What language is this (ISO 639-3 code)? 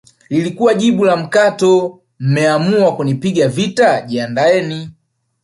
swa